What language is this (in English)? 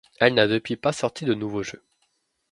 French